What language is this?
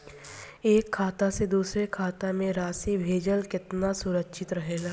Bhojpuri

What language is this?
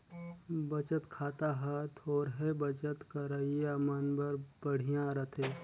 Chhattisgarhi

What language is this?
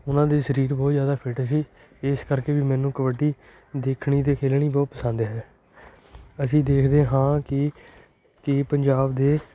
Punjabi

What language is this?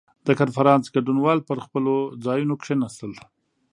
Pashto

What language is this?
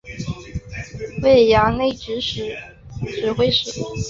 Chinese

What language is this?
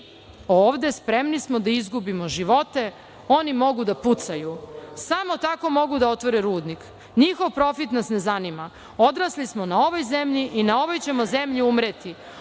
Serbian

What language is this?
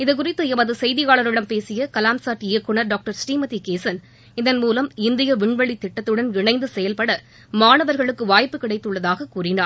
Tamil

